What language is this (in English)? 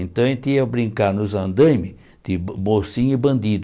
Portuguese